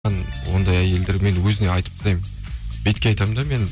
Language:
Kazakh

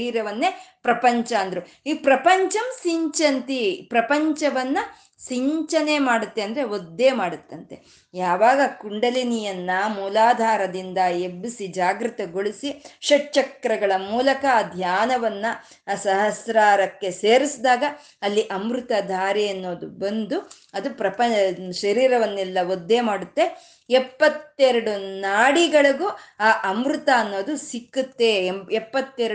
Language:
Kannada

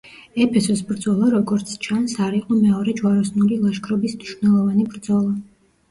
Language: Georgian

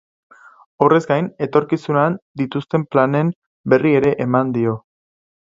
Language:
Basque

